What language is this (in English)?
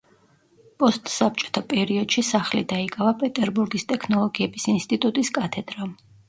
Georgian